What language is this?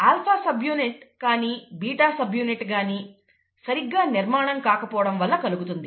Telugu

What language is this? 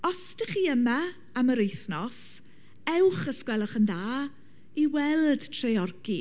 Welsh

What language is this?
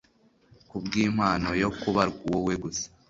Kinyarwanda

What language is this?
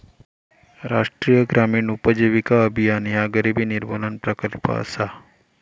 Marathi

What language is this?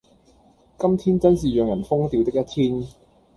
Cantonese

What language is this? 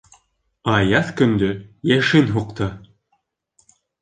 Bashkir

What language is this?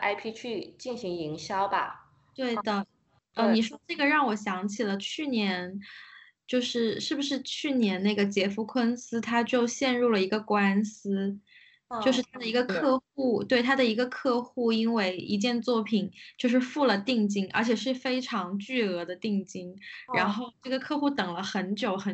Chinese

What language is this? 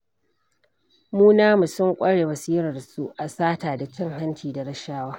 Hausa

